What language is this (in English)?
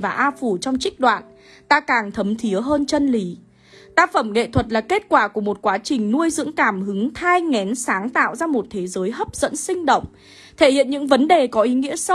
Vietnamese